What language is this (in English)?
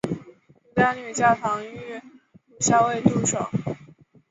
Chinese